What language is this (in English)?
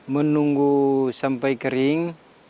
Indonesian